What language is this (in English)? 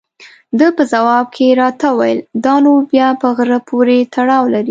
Pashto